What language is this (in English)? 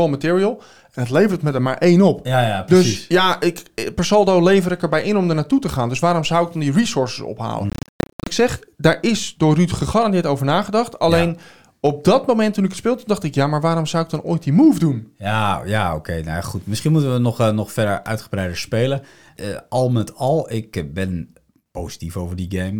Dutch